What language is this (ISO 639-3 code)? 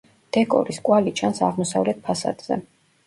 kat